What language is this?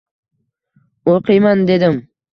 Uzbek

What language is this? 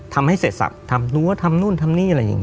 Thai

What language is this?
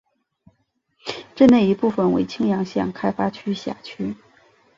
Chinese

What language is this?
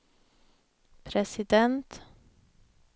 Swedish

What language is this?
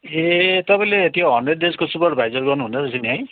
Nepali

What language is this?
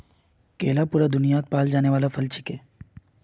Magahi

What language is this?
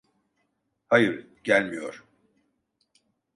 Turkish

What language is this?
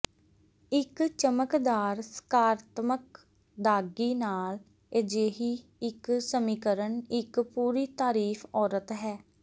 Punjabi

